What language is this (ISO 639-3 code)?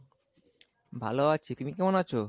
ben